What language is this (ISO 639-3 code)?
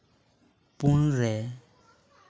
sat